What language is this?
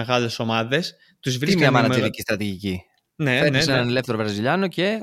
Greek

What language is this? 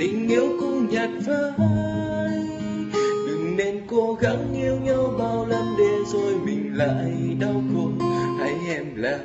Vietnamese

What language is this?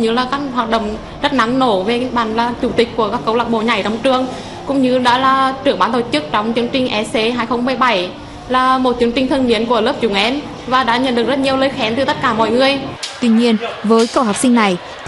Vietnamese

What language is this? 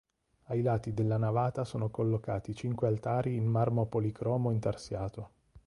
Italian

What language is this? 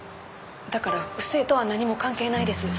Japanese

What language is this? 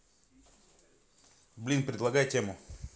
Russian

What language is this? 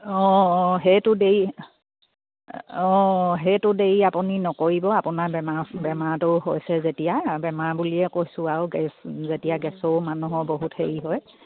Assamese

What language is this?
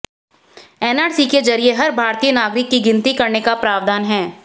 Hindi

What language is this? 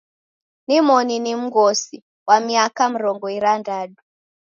Taita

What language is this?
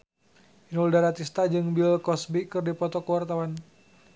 Sundanese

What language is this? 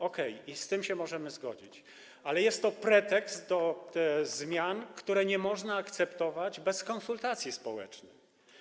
Polish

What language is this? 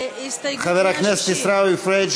Hebrew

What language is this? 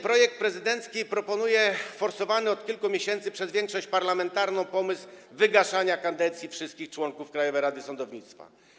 Polish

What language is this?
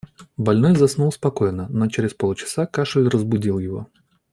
Russian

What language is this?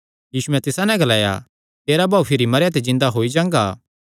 Kangri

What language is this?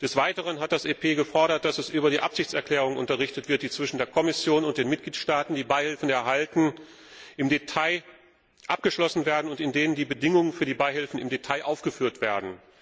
German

